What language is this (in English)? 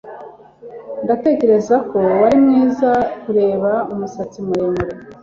Kinyarwanda